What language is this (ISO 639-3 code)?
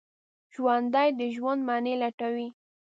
pus